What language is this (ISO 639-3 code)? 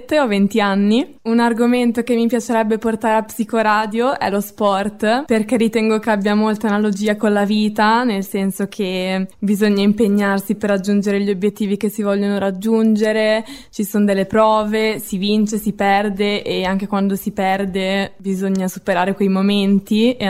ita